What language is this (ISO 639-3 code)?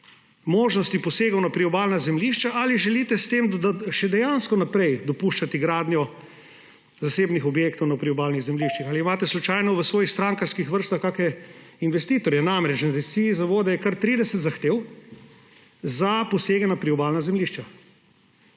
slv